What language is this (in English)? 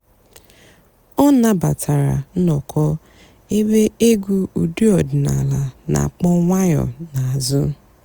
Igbo